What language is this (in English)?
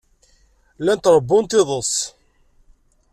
Kabyle